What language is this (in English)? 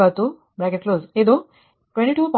Kannada